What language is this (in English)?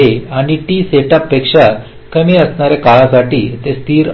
Marathi